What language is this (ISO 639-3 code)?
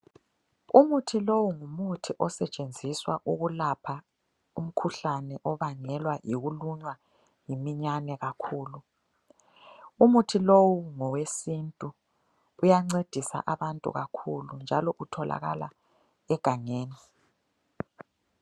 nde